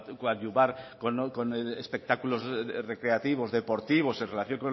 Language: Spanish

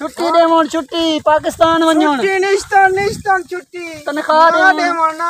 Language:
Arabic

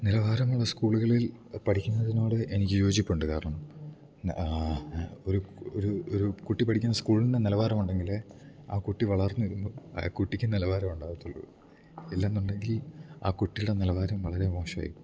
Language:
Malayalam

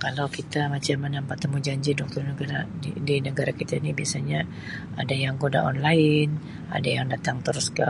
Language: Sabah Malay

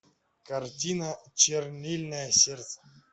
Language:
Russian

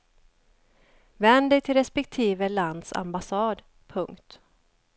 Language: Swedish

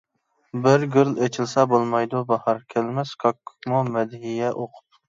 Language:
Uyghur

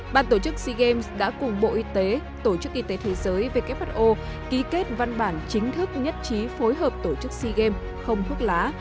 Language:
Vietnamese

